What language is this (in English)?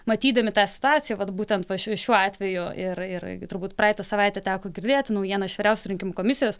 Lithuanian